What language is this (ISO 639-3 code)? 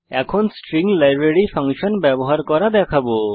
ben